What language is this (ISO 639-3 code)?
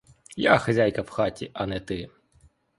ukr